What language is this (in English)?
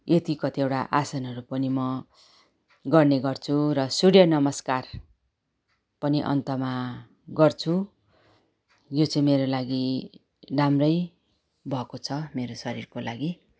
Nepali